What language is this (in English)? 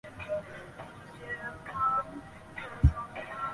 Chinese